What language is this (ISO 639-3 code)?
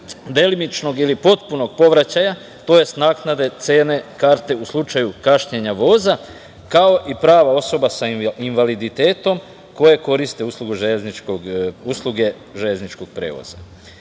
srp